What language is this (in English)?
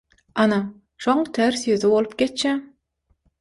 Turkmen